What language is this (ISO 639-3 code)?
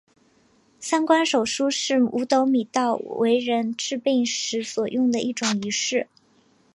zho